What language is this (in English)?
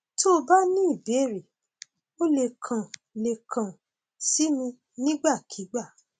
Yoruba